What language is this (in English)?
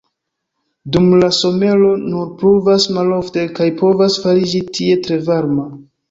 Esperanto